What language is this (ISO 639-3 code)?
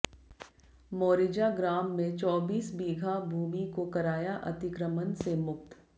hin